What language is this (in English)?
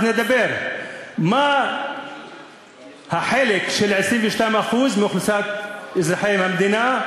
Hebrew